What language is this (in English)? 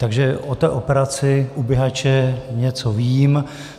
Czech